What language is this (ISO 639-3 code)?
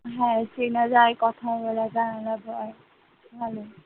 ben